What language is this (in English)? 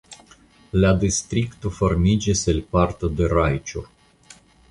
Esperanto